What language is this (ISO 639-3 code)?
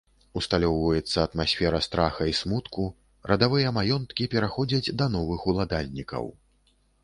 bel